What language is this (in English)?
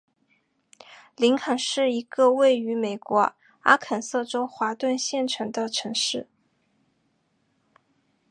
Chinese